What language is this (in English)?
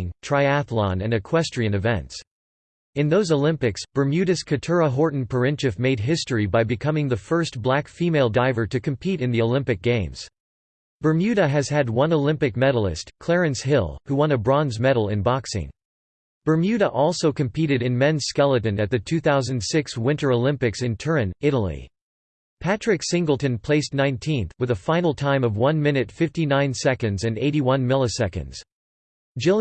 English